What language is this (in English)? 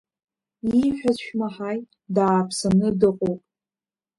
Abkhazian